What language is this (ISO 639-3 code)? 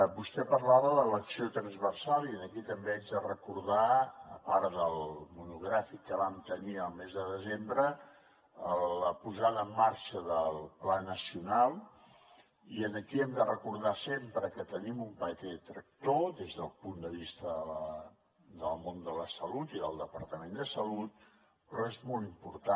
cat